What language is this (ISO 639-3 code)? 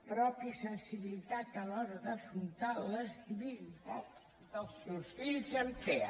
cat